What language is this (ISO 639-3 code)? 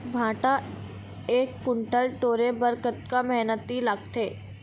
hne